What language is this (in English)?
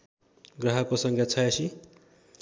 Nepali